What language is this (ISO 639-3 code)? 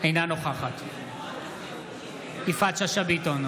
heb